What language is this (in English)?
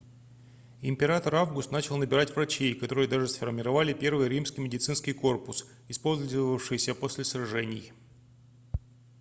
Russian